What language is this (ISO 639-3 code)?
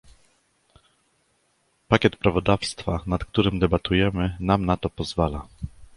pol